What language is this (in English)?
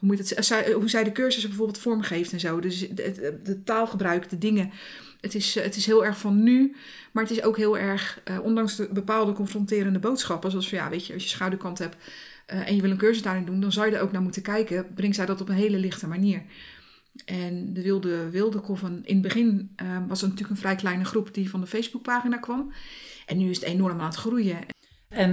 Dutch